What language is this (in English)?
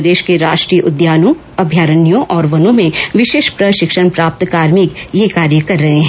Hindi